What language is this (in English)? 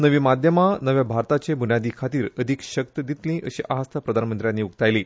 Konkani